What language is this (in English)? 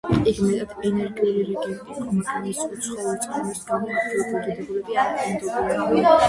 Georgian